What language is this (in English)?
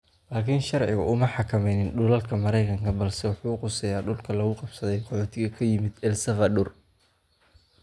Somali